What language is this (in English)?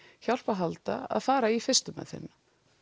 Icelandic